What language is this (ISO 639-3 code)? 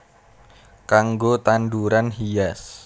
jav